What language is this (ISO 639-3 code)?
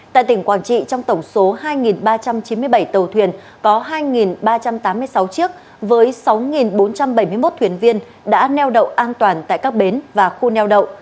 vie